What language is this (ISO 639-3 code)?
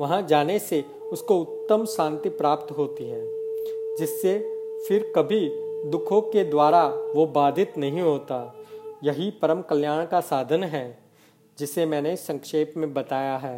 hin